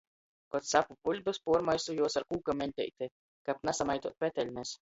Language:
Latgalian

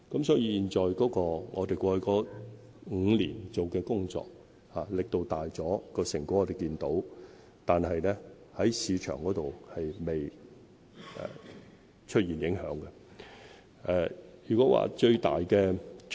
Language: Cantonese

